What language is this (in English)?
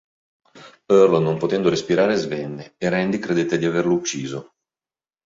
Italian